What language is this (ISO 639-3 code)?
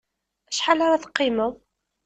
kab